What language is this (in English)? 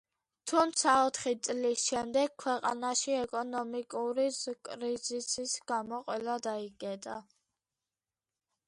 Georgian